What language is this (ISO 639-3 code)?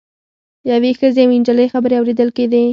pus